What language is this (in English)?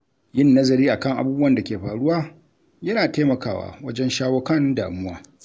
Hausa